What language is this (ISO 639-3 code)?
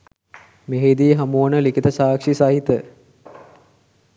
sin